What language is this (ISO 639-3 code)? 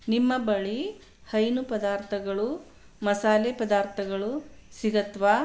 kan